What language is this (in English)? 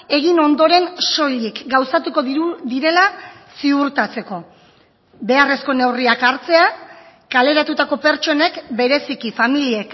Basque